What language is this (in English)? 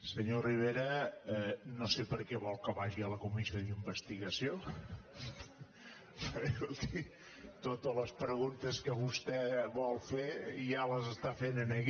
Catalan